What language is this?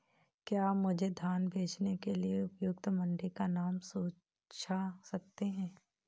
Hindi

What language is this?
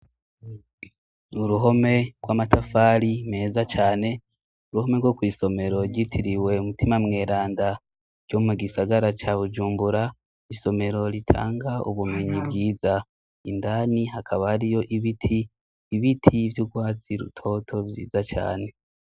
Rundi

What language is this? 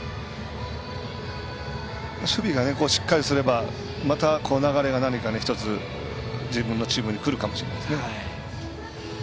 Japanese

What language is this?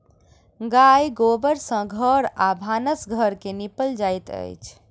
Maithili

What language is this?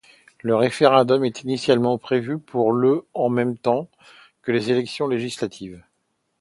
French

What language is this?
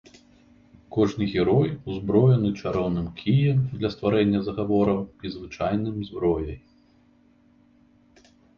Belarusian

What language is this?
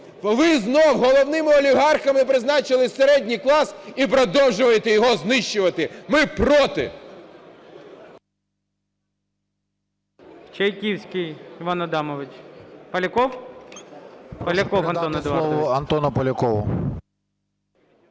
Ukrainian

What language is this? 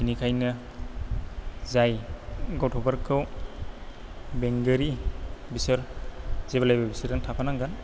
Bodo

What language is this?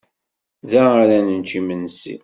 Kabyle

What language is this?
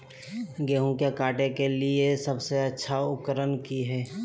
Magahi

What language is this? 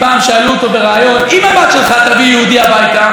Hebrew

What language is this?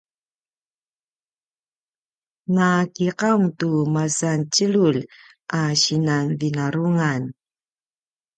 Paiwan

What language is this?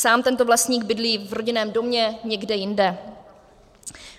Czech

